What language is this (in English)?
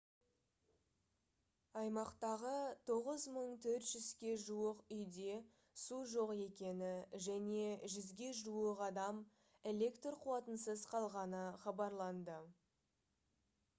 Kazakh